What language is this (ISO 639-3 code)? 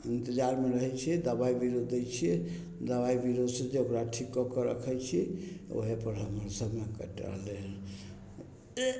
mai